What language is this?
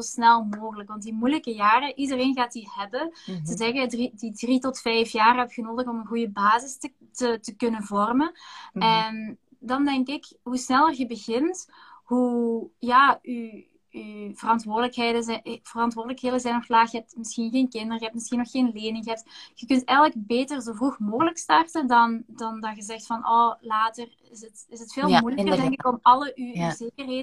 Dutch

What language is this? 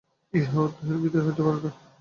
Bangla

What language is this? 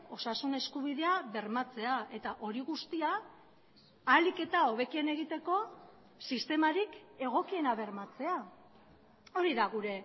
Basque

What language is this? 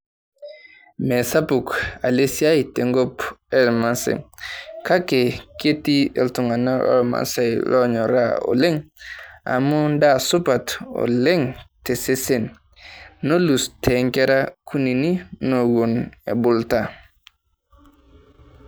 Masai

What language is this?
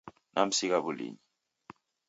Taita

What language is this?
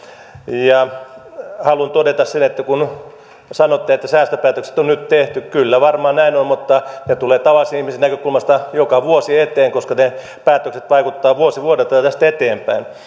Finnish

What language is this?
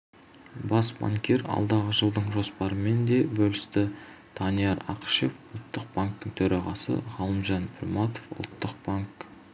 Kazakh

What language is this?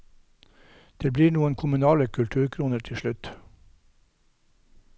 Norwegian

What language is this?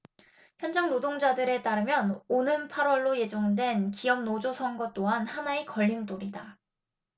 Korean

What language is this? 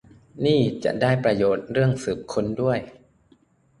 Thai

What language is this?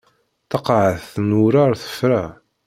Kabyle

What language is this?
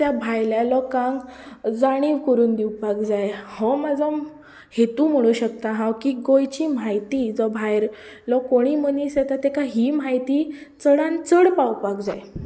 Konkani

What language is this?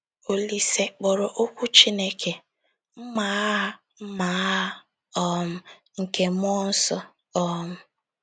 Igbo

